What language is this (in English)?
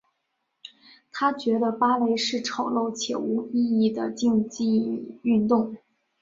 Chinese